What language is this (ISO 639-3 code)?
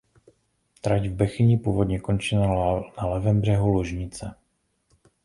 ces